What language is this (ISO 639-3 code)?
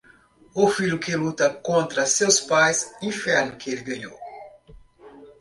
por